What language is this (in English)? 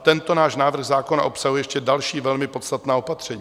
Czech